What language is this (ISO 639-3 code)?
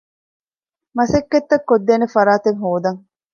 div